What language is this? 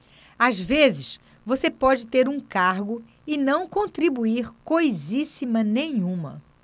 Portuguese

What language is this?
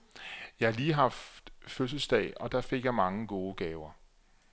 Danish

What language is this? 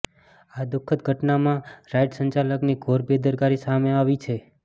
Gujarati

